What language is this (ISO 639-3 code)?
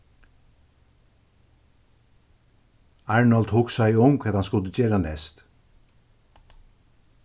fao